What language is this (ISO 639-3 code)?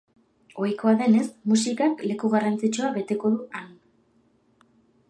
eus